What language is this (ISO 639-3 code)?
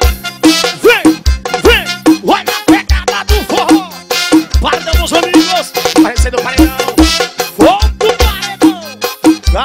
por